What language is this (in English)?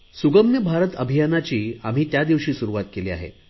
Marathi